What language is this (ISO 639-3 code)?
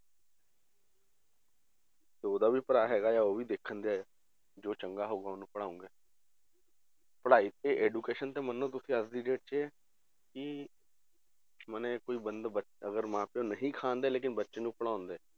pan